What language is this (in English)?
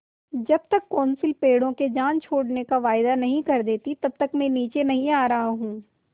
Hindi